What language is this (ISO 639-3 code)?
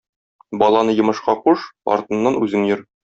tat